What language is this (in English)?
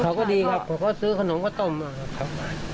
Thai